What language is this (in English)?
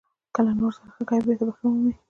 Pashto